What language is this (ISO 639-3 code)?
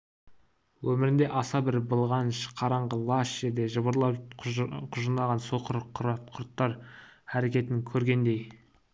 kaz